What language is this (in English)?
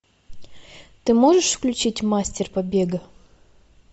Russian